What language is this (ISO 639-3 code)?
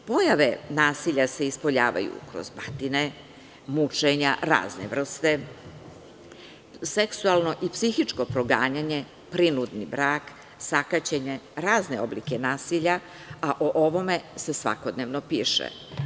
srp